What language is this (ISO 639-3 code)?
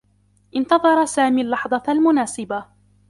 ara